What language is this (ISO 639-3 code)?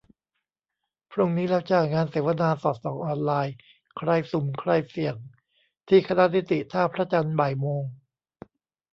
tha